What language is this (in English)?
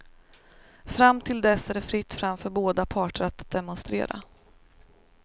Swedish